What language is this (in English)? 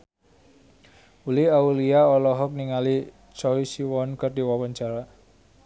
Sundanese